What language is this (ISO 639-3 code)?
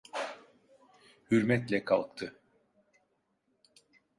tur